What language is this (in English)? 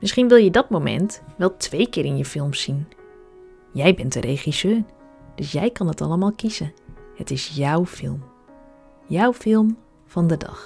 Dutch